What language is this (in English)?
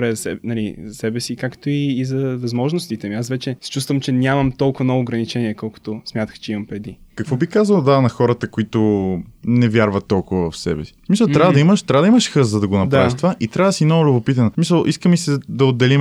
Bulgarian